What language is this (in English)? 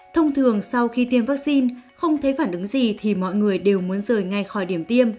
Vietnamese